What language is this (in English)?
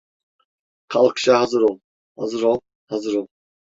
Turkish